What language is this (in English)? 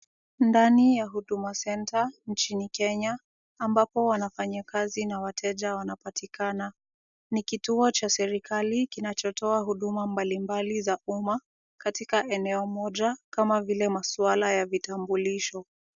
Swahili